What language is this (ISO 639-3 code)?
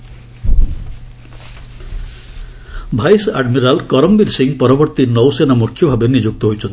ori